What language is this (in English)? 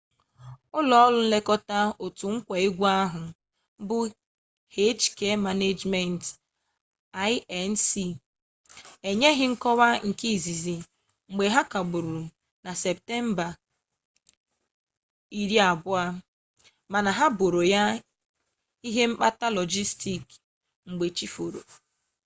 Igbo